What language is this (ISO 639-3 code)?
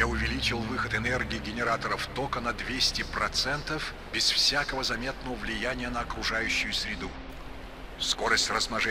deu